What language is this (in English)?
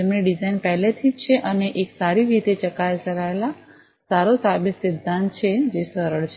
Gujarati